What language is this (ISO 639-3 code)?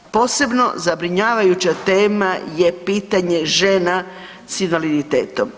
hrv